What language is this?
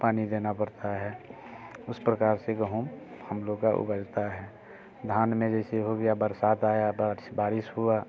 Hindi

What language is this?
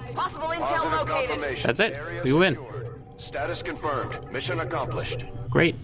English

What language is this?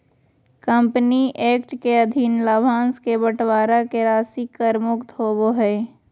Magahi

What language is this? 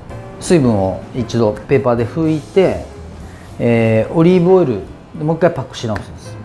Japanese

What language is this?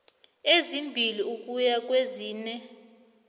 South Ndebele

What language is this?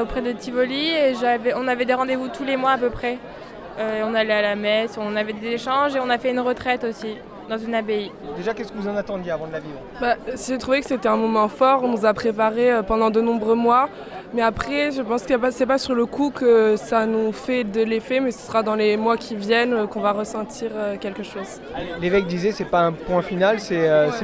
French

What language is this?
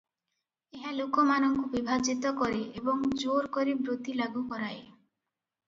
Odia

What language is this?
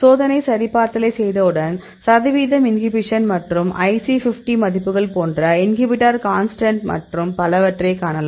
Tamil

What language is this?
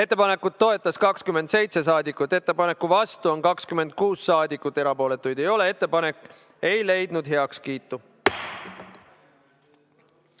Estonian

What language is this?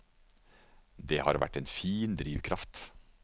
Norwegian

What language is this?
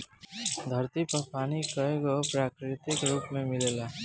Bhojpuri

